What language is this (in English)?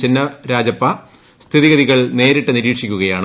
Malayalam